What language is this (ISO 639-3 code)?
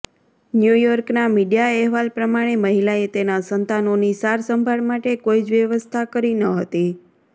guj